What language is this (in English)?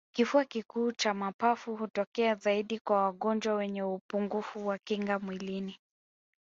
Swahili